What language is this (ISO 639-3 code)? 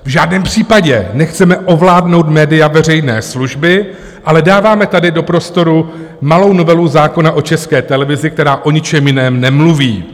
ces